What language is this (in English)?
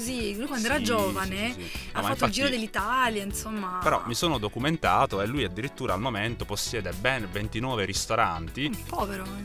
Italian